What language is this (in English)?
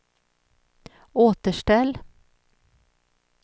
Swedish